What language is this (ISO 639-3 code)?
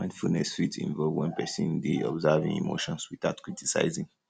pcm